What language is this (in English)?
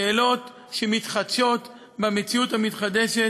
Hebrew